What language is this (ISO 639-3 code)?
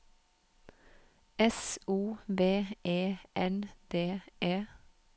nor